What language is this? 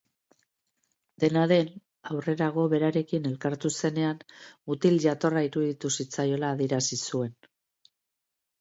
Basque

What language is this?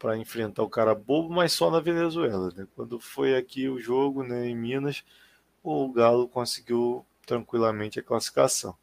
Portuguese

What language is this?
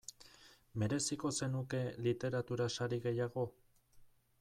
Basque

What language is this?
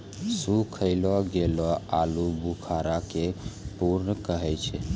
Maithili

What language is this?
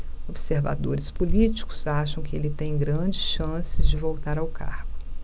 Portuguese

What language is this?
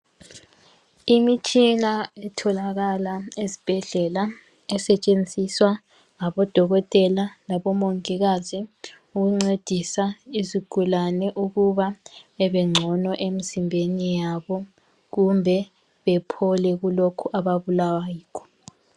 North Ndebele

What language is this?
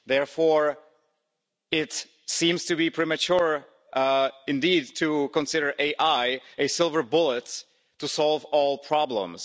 English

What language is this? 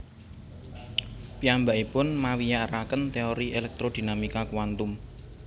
Javanese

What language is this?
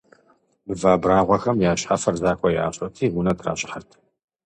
Kabardian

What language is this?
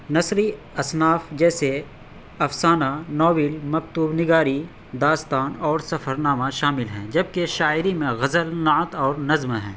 Urdu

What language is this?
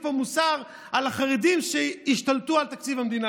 Hebrew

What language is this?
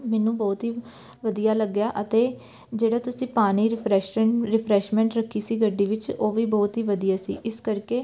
Punjabi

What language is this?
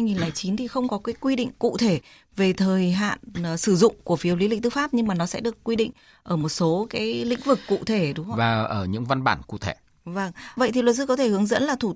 Vietnamese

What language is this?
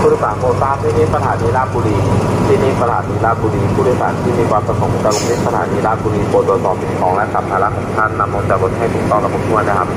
Thai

